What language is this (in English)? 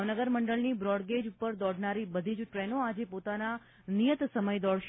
Gujarati